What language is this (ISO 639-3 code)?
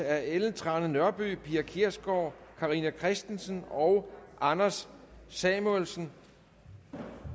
dan